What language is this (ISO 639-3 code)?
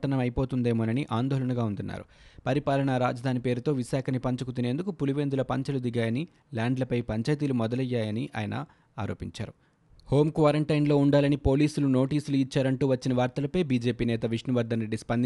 tel